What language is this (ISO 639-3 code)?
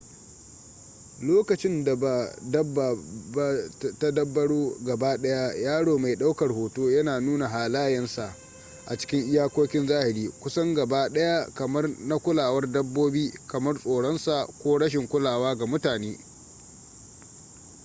hau